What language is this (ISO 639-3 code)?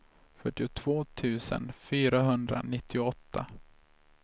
swe